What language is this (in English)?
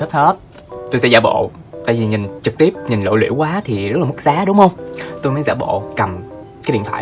Vietnamese